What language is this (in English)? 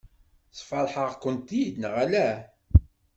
Kabyle